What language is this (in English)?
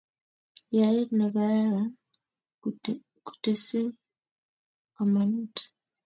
Kalenjin